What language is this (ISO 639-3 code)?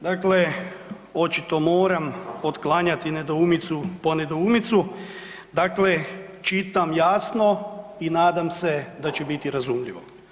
hrv